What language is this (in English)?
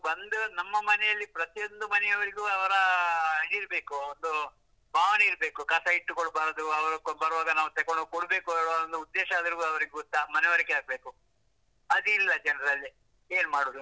Kannada